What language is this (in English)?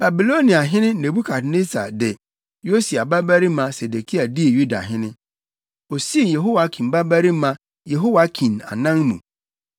Akan